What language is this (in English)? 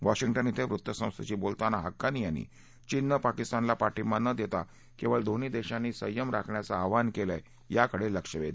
Marathi